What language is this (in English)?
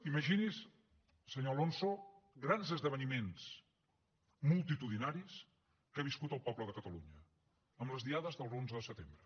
Catalan